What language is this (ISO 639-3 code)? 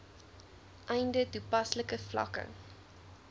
afr